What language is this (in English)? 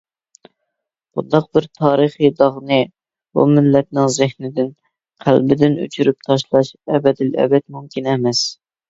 Uyghur